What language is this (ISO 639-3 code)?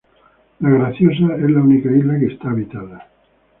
spa